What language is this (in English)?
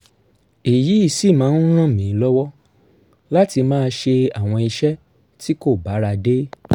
Yoruba